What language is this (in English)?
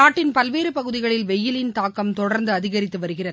Tamil